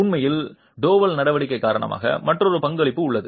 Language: Tamil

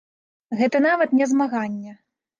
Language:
Belarusian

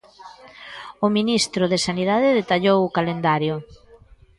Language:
Galician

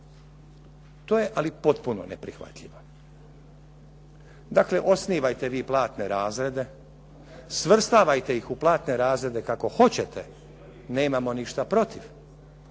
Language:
Croatian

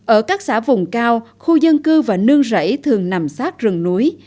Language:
Vietnamese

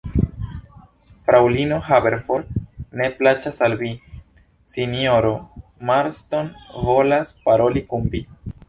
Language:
Esperanto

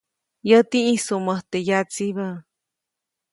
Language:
Copainalá Zoque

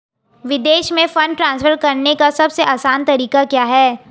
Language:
Hindi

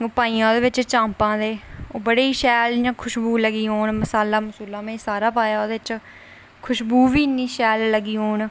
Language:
Dogri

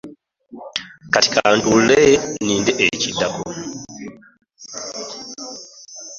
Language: Ganda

